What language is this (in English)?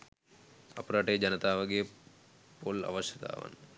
Sinhala